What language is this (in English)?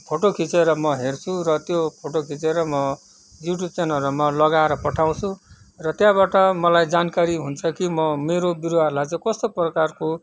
Nepali